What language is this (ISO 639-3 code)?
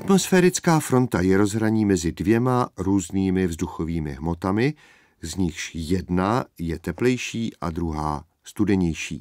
ces